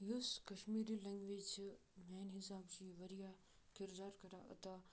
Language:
Kashmiri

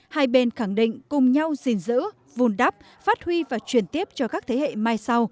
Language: Vietnamese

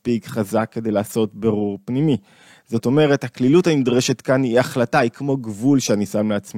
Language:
Hebrew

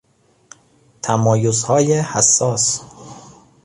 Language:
Persian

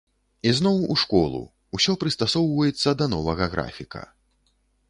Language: Belarusian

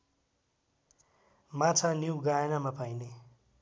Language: Nepali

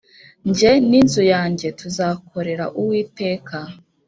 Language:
Kinyarwanda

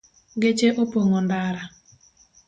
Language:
Luo (Kenya and Tanzania)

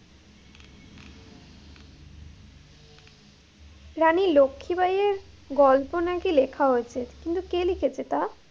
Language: Bangla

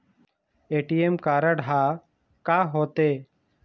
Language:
Chhattisgarhi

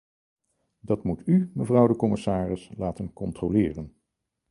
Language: Dutch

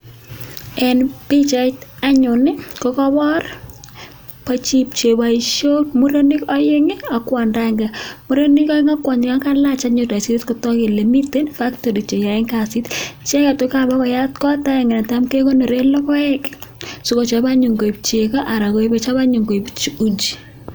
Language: Kalenjin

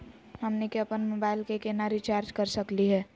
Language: Magahi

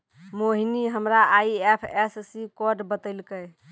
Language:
Maithili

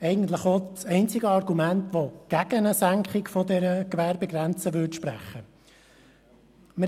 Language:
Swiss German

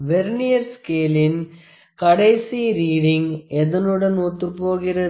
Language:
Tamil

